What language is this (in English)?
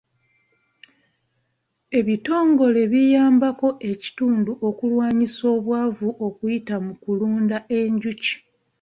Ganda